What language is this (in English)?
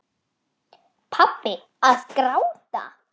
Icelandic